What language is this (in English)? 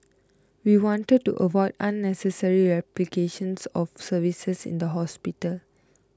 English